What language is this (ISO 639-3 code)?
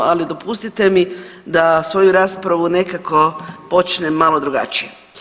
hrv